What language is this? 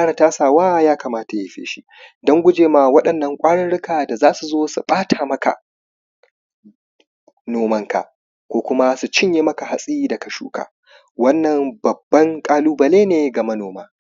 Hausa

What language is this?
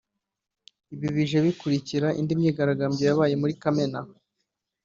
Kinyarwanda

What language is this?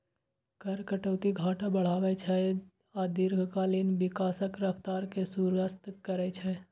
Maithili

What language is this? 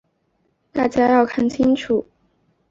Chinese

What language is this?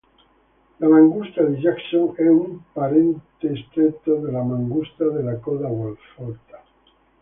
Italian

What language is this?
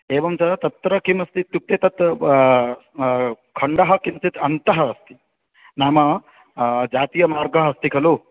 Sanskrit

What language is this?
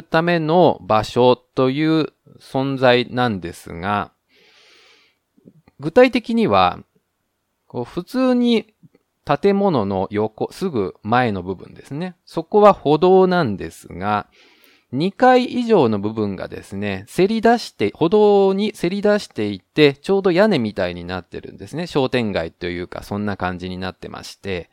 Japanese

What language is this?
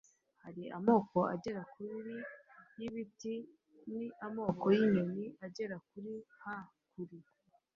Kinyarwanda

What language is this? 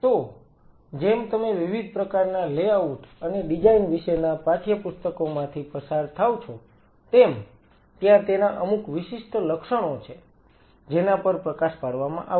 Gujarati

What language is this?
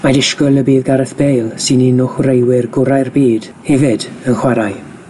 Welsh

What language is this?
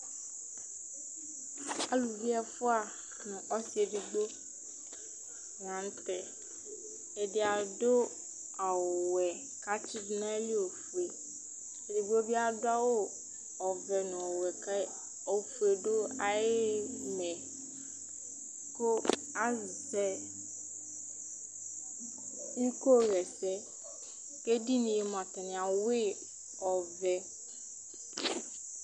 Ikposo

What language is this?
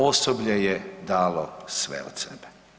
Croatian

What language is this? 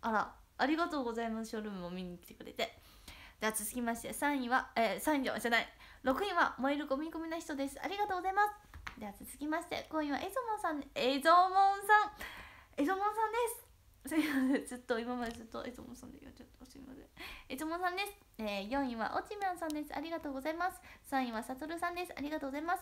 Japanese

